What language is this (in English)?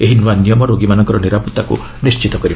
Odia